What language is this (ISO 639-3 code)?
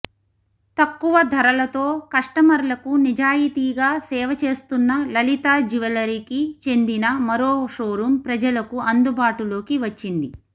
tel